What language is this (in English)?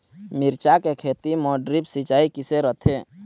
Chhattisgarhi